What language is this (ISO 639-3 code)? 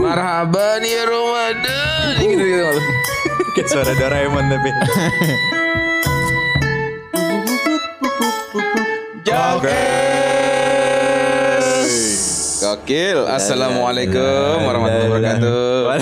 ind